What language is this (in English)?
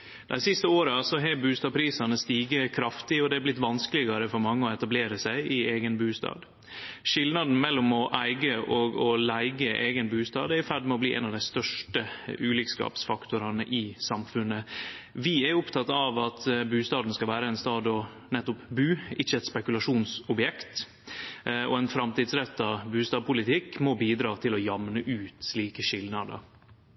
Norwegian Nynorsk